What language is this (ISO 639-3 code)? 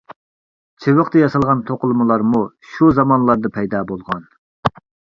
uig